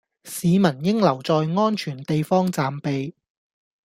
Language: Cantonese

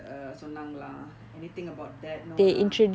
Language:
English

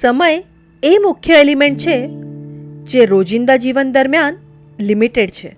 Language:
Gujarati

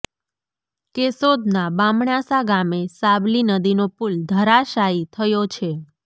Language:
Gujarati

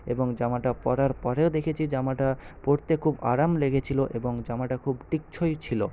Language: Bangla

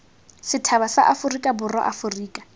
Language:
Tswana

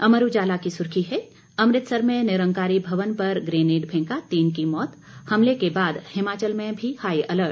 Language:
Hindi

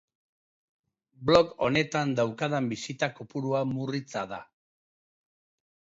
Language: Basque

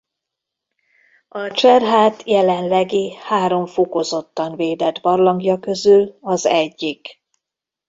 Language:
Hungarian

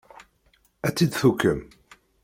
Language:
Kabyle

